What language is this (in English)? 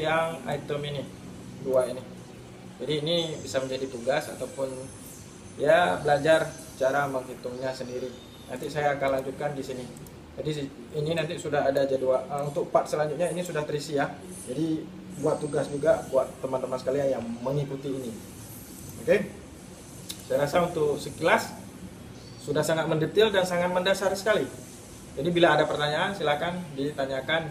Indonesian